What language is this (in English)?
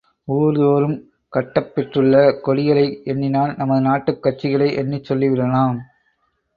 Tamil